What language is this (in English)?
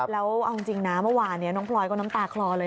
Thai